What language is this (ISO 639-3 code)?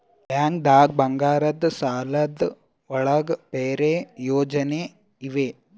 kan